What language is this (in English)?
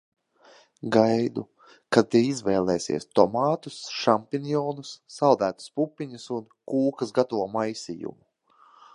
Latvian